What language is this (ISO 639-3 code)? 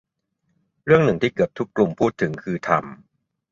tha